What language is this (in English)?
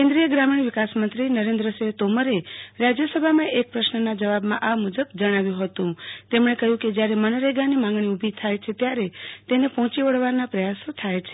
Gujarati